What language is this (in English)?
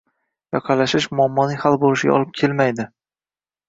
Uzbek